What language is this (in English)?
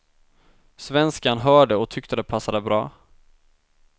Swedish